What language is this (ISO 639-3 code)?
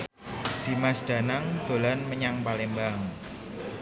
jav